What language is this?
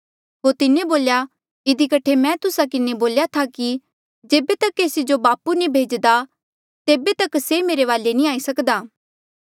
Mandeali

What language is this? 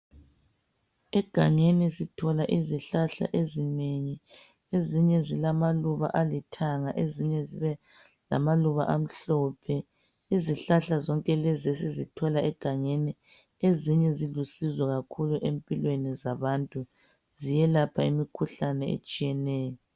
North Ndebele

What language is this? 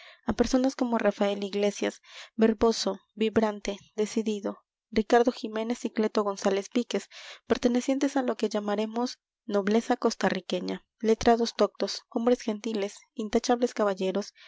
Spanish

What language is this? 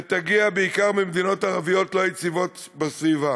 Hebrew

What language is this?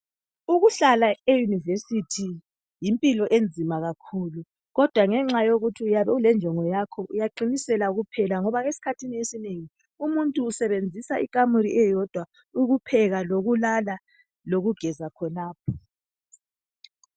North Ndebele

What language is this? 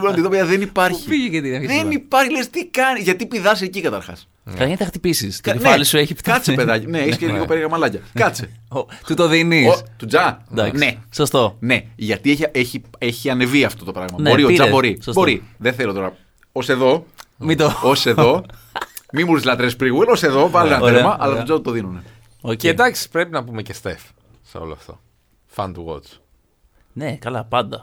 Greek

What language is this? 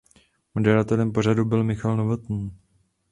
Czech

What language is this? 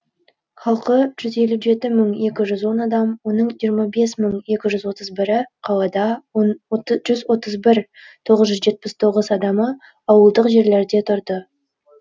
Kazakh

